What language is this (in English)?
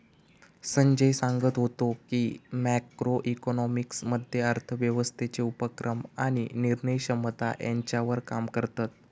Marathi